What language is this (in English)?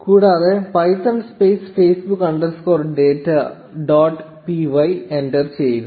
Malayalam